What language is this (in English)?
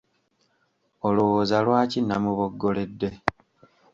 Ganda